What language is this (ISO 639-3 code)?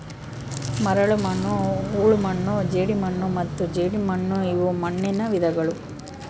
kan